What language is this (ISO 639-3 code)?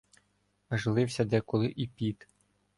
ukr